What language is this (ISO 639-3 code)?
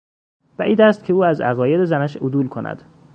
fas